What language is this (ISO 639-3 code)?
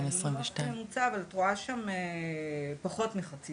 heb